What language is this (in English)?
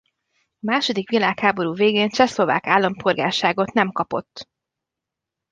Hungarian